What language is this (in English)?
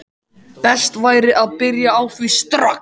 Icelandic